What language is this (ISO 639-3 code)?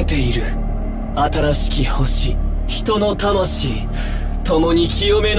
jpn